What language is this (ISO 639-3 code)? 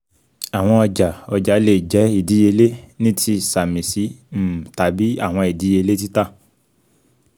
yor